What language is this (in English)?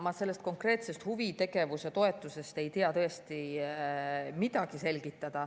Estonian